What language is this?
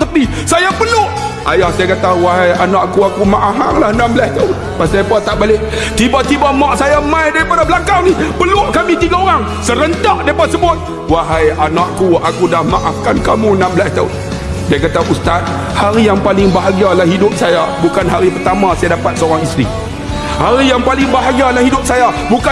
Malay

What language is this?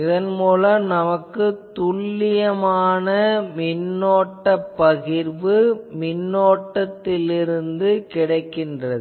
Tamil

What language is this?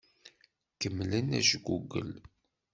Kabyle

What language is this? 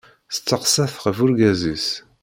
Kabyle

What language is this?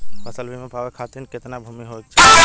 Bhojpuri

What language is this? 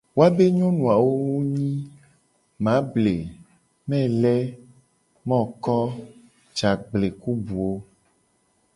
Gen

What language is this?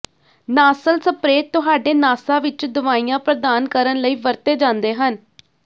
Punjabi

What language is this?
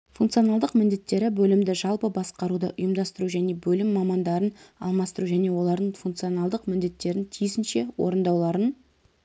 Kazakh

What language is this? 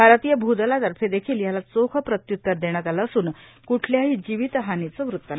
Marathi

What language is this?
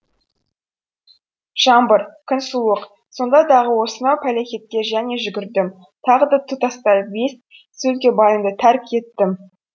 Kazakh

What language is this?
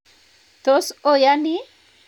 Kalenjin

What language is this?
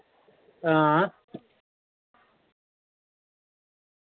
Dogri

